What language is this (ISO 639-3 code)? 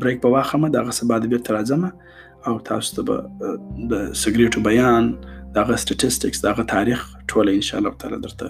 urd